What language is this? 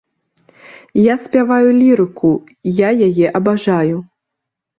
Belarusian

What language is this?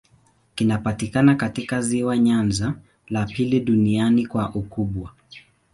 Swahili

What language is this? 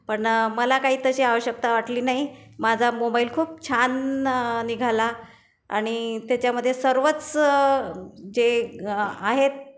Marathi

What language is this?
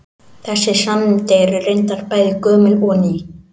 Icelandic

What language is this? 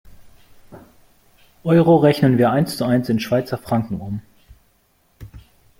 German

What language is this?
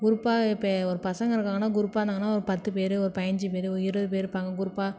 Tamil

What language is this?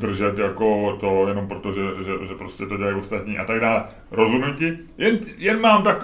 Czech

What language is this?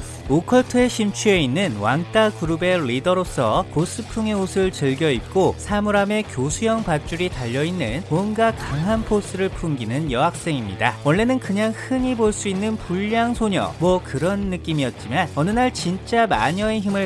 Korean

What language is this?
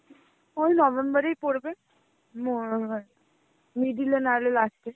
Bangla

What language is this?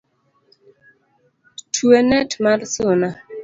Luo (Kenya and Tanzania)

